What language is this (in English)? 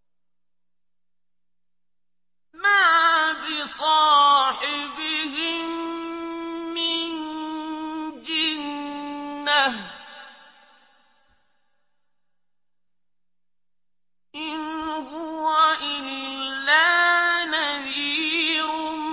Arabic